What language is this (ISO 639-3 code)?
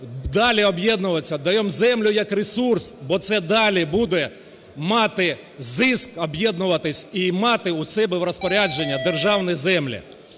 ukr